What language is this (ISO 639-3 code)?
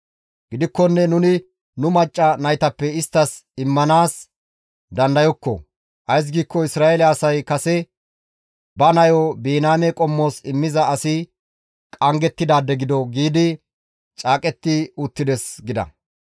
gmv